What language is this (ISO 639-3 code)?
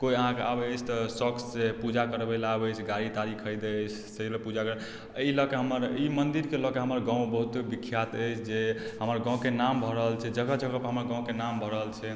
mai